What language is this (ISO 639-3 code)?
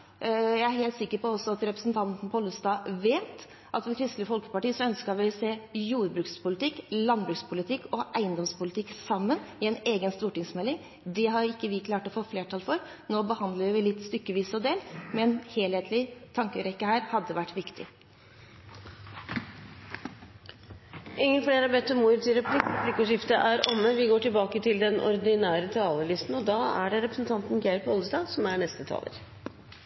nor